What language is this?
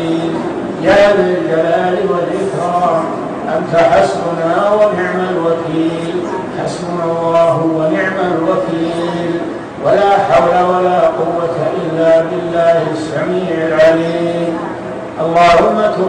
Arabic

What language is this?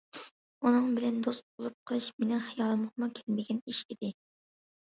Uyghur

